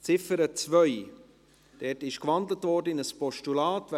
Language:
Swiss German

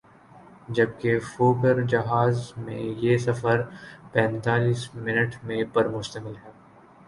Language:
Urdu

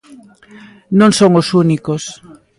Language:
Galician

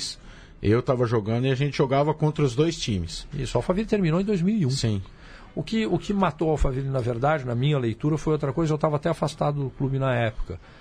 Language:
Portuguese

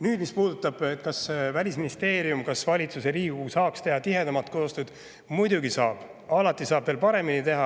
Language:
Estonian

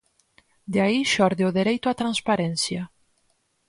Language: Galician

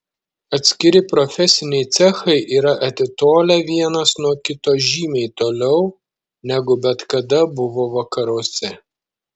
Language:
Lithuanian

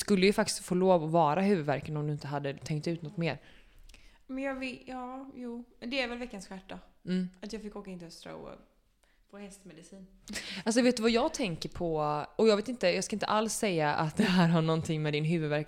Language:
Swedish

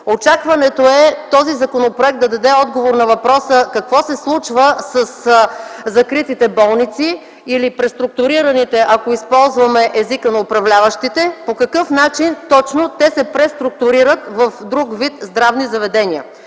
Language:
Bulgarian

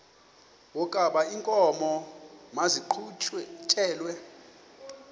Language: Xhosa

